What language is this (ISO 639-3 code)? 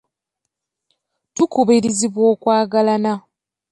lug